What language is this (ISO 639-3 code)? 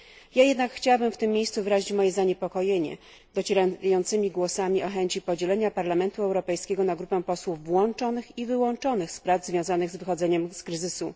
pol